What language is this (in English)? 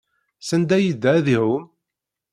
Kabyle